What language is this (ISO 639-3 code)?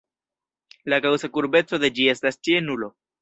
epo